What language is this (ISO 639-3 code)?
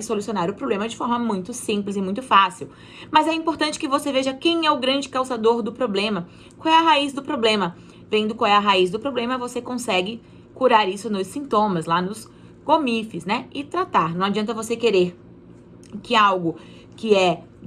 por